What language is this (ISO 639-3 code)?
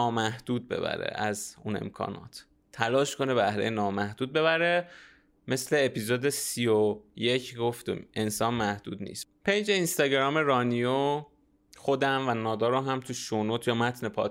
fas